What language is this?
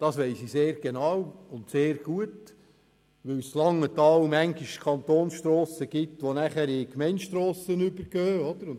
Swiss German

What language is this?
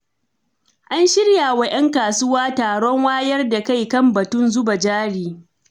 Hausa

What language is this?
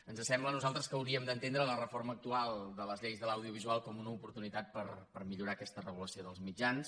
Catalan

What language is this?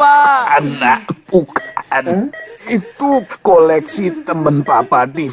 Indonesian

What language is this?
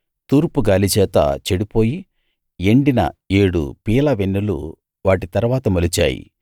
Telugu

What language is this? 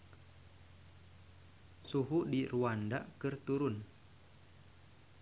Sundanese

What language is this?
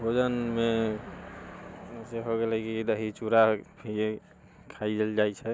Maithili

